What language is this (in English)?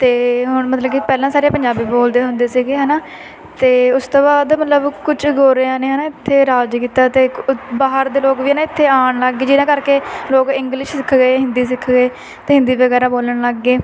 Punjabi